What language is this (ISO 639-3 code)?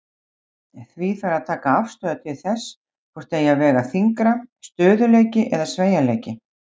isl